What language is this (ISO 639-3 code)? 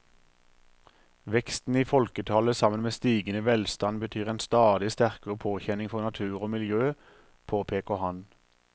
nor